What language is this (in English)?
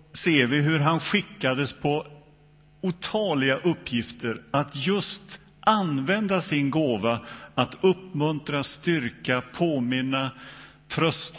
Swedish